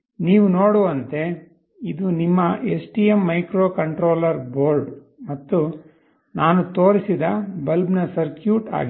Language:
Kannada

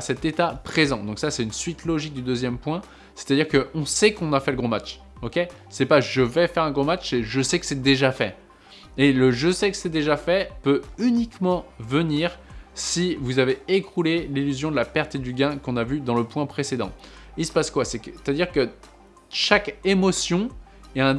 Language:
French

